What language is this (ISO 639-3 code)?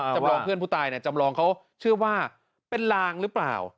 tha